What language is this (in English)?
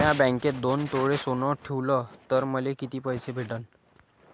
Marathi